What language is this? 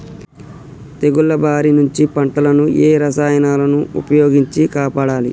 Telugu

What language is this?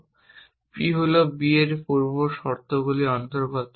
Bangla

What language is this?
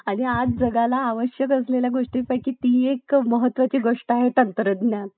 Marathi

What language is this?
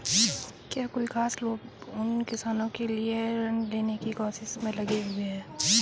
Hindi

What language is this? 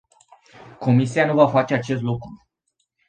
Romanian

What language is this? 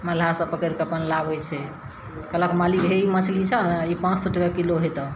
Maithili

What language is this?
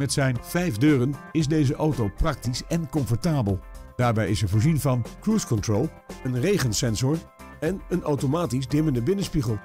Dutch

